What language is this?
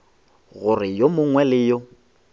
Northern Sotho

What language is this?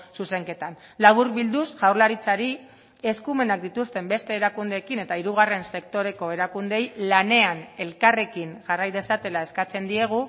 Basque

